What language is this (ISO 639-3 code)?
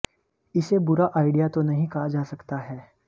hin